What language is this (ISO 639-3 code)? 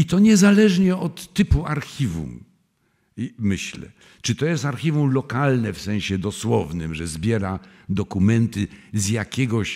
pol